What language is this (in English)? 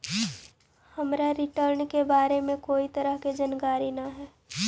Magahi